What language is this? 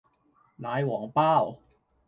Cantonese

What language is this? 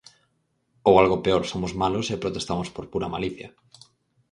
Galician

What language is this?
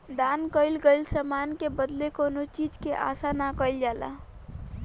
Bhojpuri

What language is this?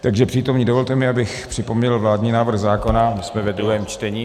Czech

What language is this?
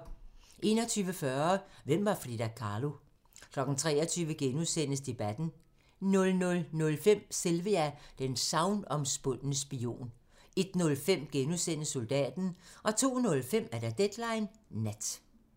Danish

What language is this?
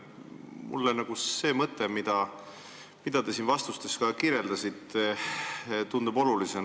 Estonian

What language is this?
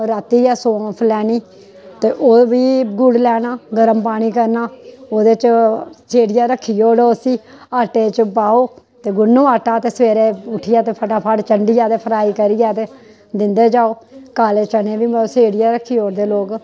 Dogri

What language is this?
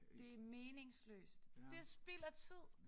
Danish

